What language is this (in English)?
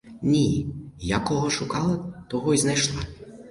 Ukrainian